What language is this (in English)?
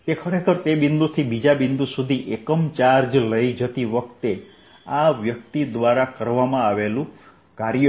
Gujarati